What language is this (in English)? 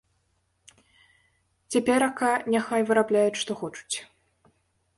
Belarusian